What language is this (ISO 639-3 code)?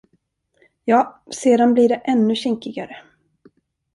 swe